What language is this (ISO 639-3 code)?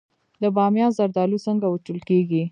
pus